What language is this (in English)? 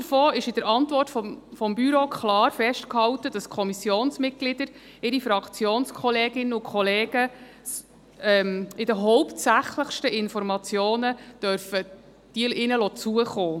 Swiss German